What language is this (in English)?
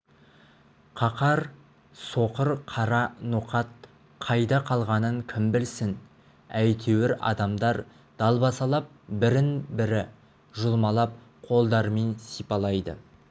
Kazakh